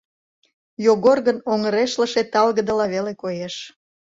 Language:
Mari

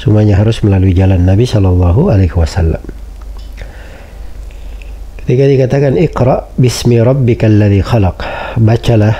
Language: Indonesian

